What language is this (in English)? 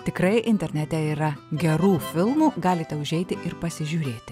Lithuanian